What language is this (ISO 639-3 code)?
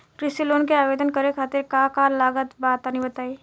bho